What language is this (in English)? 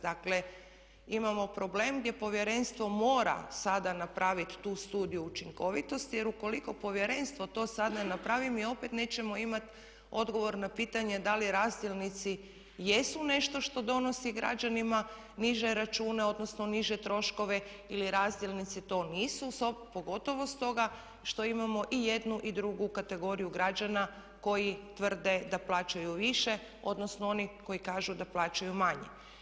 Croatian